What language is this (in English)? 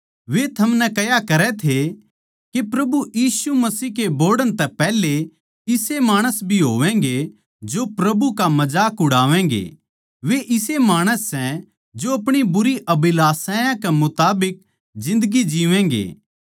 Haryanvi